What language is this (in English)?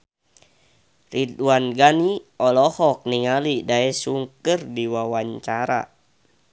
Sundanese